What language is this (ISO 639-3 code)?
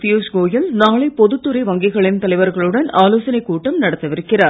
tam